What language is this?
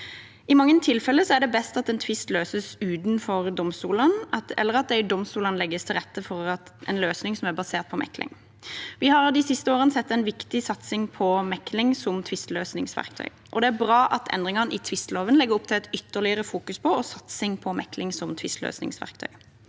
Norwegian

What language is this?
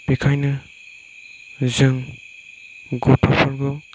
Bodo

